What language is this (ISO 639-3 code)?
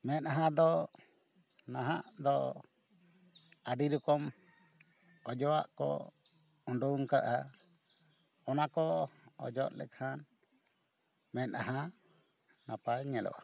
sat